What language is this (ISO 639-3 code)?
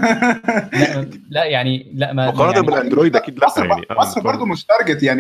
ara